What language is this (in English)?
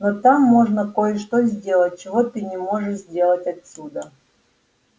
Russian